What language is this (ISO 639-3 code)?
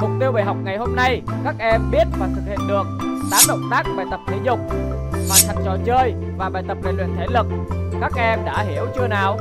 vie